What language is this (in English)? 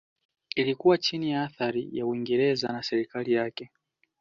Swahili